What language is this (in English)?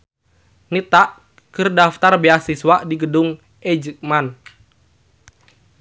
Sundanese